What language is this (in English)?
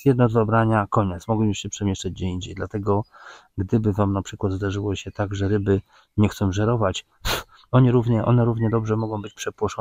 Polish